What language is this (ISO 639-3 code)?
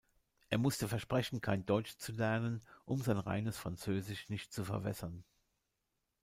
deu